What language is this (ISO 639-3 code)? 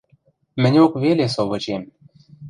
mrj